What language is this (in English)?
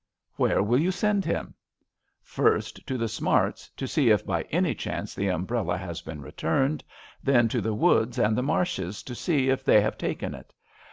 English